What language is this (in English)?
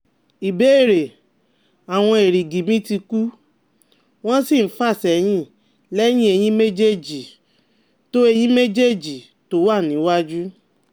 Yoruba